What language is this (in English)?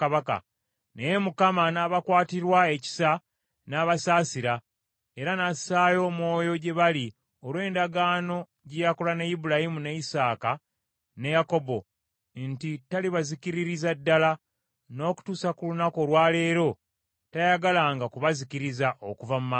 Ganda